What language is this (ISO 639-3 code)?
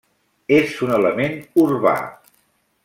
cat